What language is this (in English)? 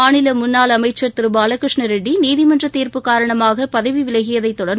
Tamil